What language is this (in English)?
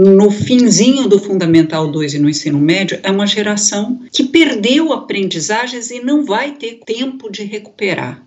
Portuguese